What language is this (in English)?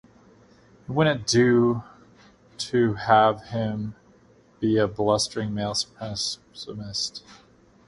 English